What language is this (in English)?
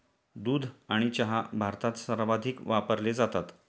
Marathi